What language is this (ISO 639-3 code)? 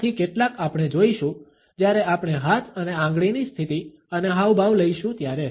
guj